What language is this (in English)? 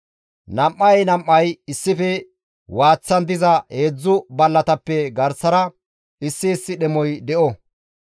Gamo